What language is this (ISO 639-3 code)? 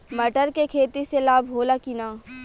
bho